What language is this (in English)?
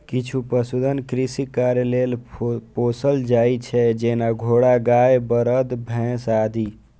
Maithili